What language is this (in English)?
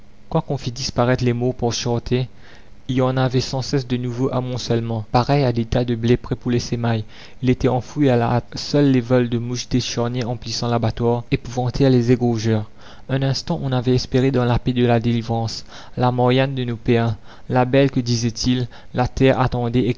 French